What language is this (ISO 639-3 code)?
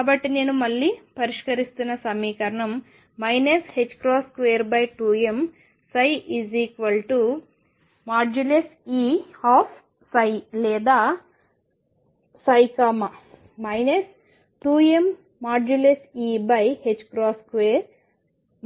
tel